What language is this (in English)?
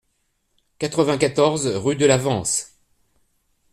French